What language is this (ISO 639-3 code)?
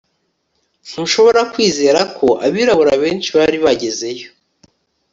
kin